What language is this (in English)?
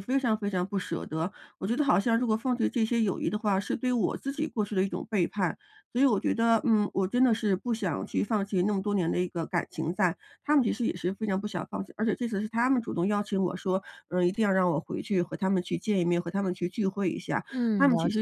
Chinese